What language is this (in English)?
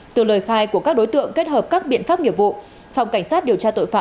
Vietnamese